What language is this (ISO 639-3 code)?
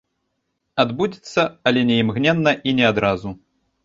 bel